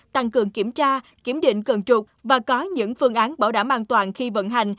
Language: Vietnamese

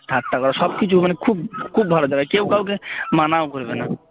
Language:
Bangla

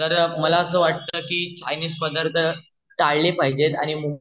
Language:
Marathi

